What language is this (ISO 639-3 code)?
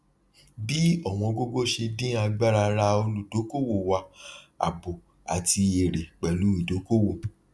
yor